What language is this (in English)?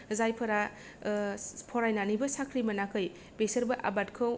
Bodo